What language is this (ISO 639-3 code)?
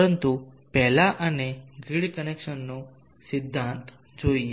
guj